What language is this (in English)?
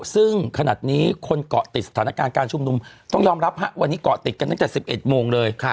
Thai